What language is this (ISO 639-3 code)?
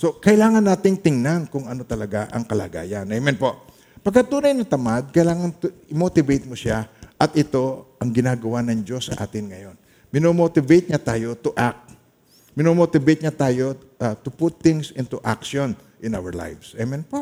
fil